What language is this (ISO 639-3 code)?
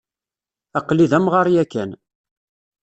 kab